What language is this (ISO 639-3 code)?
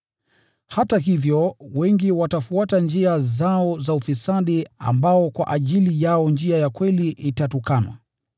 swa